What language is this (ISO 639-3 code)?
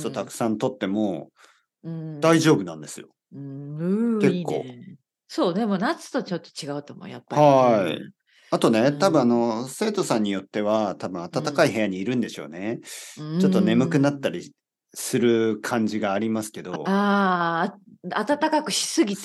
jpn